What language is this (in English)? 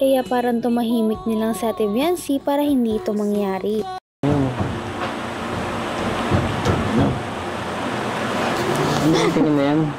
Filipino